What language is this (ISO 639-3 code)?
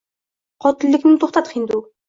uzb